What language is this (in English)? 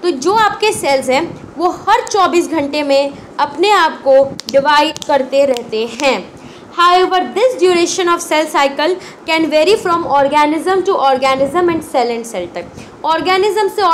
Hindi